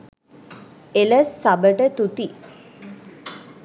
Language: Sinhala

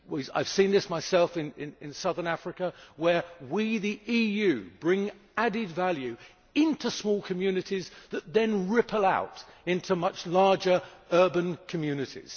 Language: English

